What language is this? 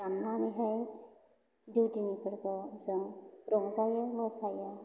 Bodo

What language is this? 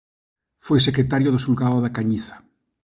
Galician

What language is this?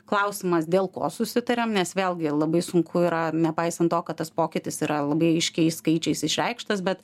Lithuanian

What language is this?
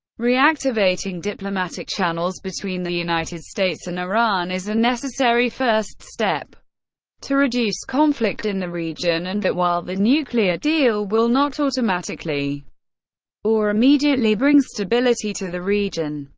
English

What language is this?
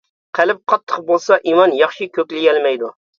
Uyghur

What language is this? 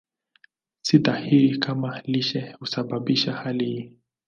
Swahili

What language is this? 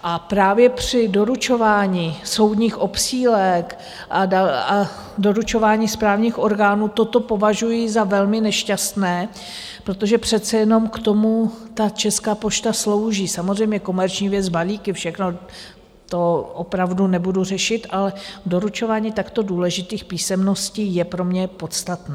Czech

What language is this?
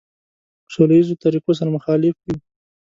Pashto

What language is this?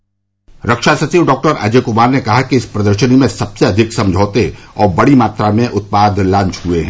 Hindi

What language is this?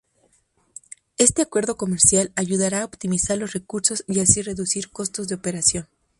Spanish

